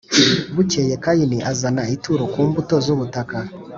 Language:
Kinyarwanda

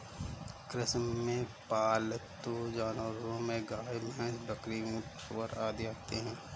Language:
Hindi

